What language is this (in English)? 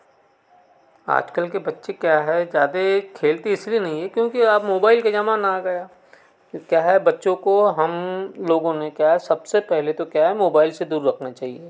Hindi